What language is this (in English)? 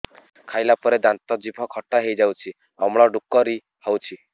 Odia